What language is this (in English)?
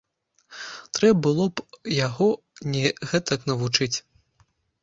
Belarusian